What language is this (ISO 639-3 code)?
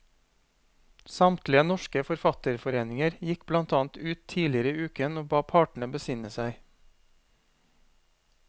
nor